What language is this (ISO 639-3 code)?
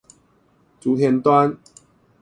zho